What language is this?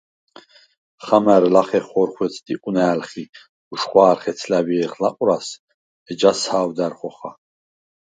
Svan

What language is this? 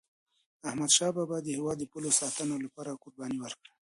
Pashto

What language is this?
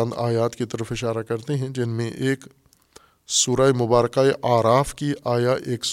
Urdu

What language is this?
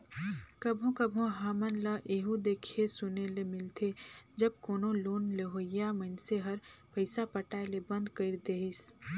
Chhattisgarhi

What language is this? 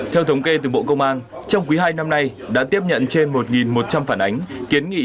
Vietnamese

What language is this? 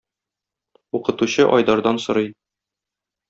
Tatar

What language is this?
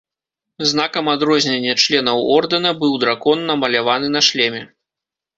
Belarusian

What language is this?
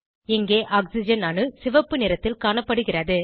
Tamil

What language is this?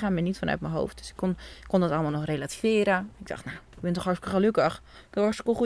Dutch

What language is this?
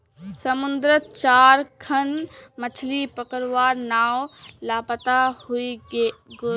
Magahi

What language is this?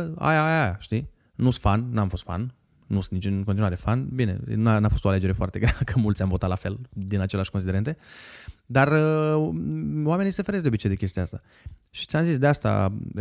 Romanian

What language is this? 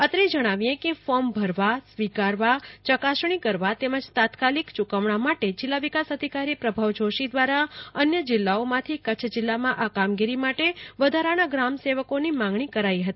Gujarati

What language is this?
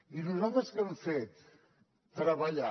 Catalan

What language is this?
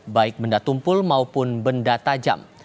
Indonesian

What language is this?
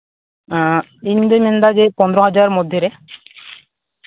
Santali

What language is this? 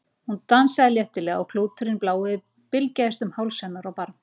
Icelandic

